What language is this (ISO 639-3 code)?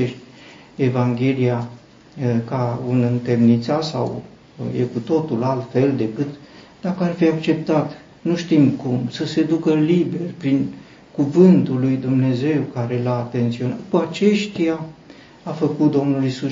ron